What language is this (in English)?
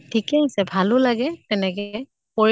Assamese